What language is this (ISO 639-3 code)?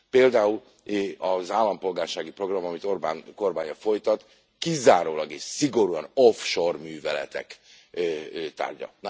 hun